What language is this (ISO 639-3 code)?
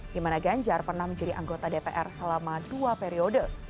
ind